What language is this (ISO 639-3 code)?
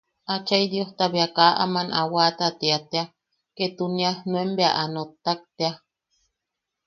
yaq